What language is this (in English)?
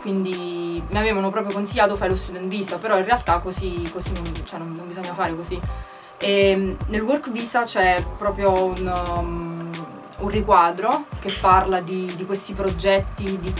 Italian